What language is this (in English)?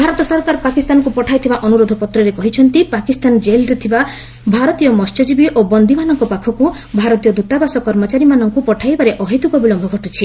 Odia